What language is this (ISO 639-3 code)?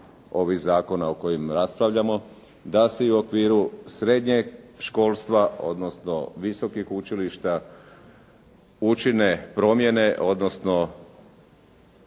hrv